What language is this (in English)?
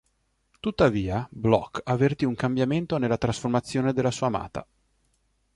Italian